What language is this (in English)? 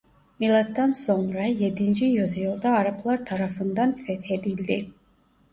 Turkish